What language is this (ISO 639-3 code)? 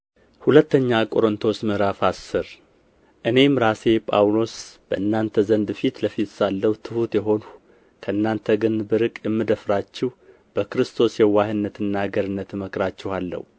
amh